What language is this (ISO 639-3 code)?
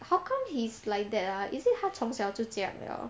eng